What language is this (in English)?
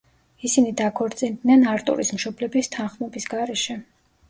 Georgian